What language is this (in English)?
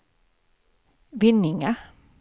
Swedish